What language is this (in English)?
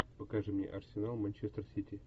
Russian